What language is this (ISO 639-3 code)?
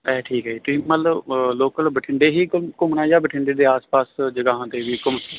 pan